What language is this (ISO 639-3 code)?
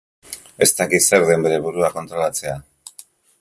eus